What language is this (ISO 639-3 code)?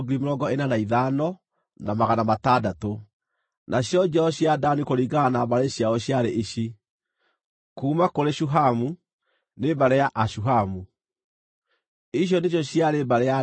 kik